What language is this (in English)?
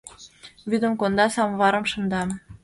Mari